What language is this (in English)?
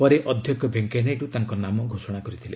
Odia